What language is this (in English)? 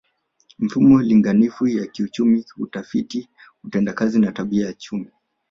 Swahili